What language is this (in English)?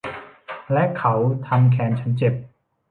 Thai